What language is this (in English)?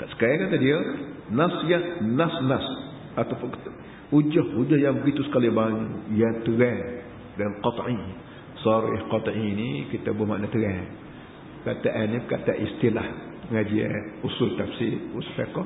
Malay